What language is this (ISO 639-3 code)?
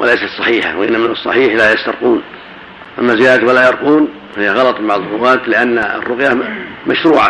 ara